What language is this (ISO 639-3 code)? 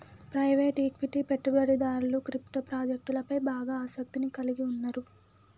tel